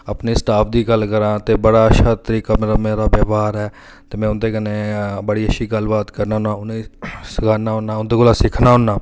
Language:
Dogri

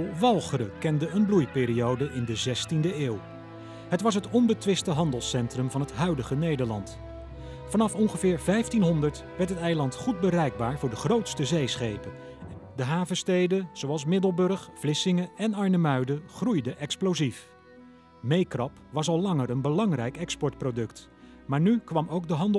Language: Dutch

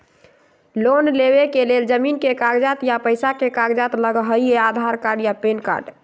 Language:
Magahi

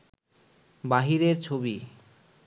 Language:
Bangla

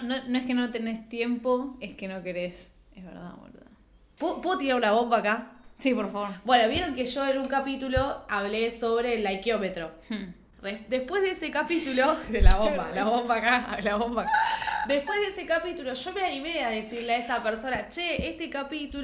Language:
Spanish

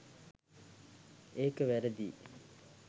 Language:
Sinhala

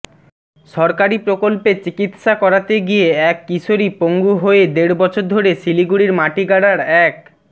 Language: Bangla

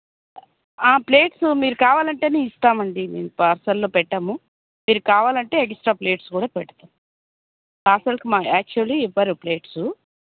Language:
Telugu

